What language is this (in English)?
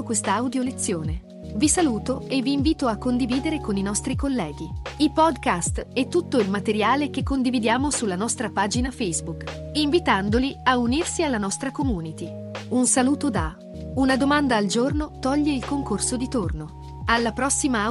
Italian